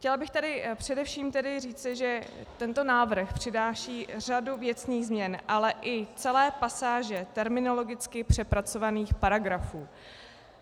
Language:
Czech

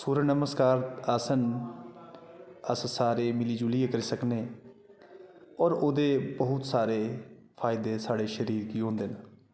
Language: Dogri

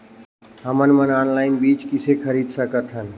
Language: Chhattisgarhi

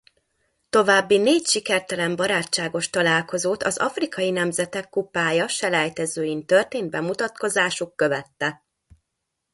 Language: Hungarian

